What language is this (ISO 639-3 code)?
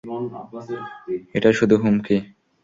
ben